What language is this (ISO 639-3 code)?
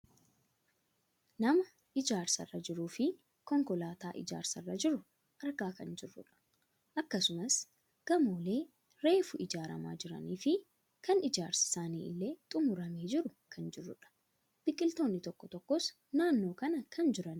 orm